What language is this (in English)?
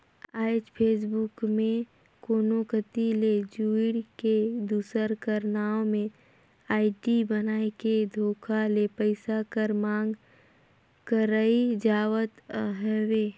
Chhattisgarhi